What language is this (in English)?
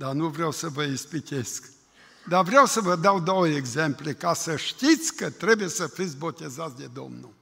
Romanian